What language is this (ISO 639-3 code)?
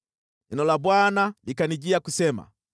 swa